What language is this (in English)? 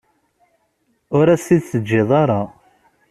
Kabyle